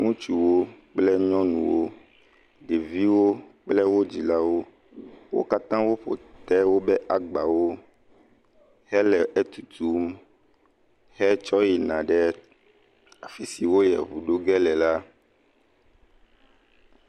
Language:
Ewe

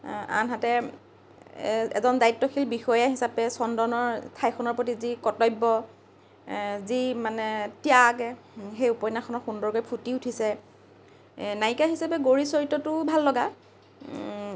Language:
Assamese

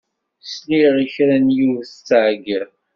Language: Kabyle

